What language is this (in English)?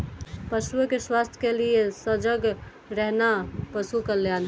Hindi